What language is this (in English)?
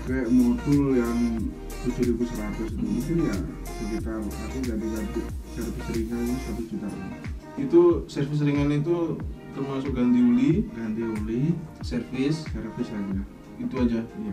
Indonesian